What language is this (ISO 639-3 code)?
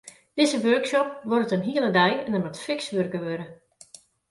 fry